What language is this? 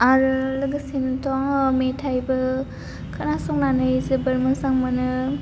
Bodo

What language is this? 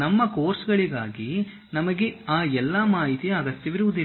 Kannada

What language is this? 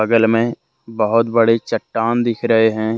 Hindi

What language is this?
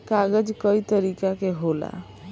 Bhojpuri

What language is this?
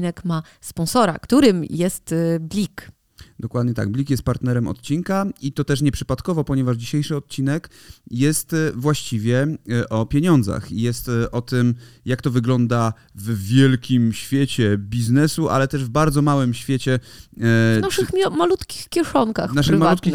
Polish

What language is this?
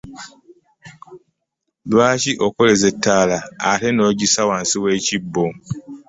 Ganda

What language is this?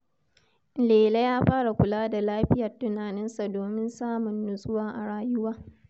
Hausa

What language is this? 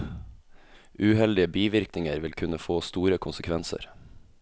Norwegian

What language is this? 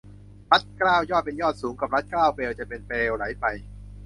Thai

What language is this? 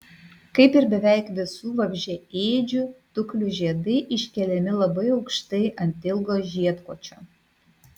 Lithuanian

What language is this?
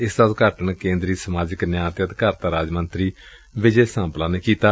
Punjabi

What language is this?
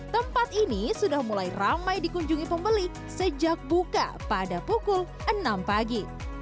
Indonesian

